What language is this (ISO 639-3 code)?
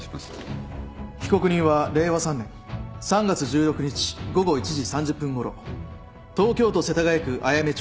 jpn